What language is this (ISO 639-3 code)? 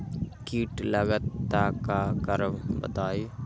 mag